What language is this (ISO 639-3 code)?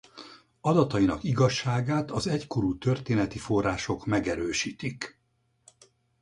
hun